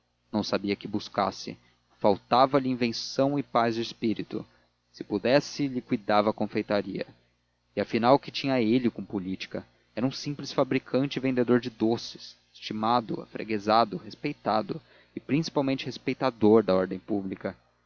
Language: Portuguese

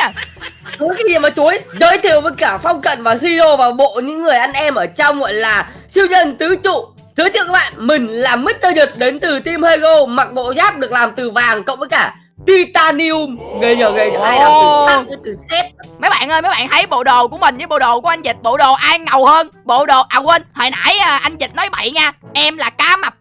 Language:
Vietnamese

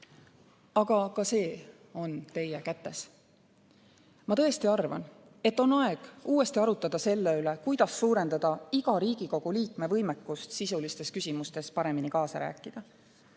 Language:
Estonian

